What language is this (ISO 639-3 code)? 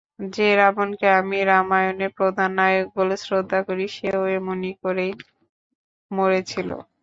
ben